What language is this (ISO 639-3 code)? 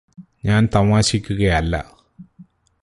mal